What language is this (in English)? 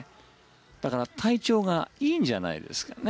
Japanese